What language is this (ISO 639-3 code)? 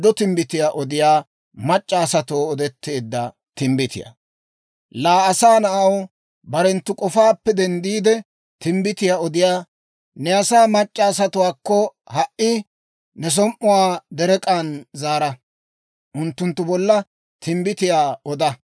dwr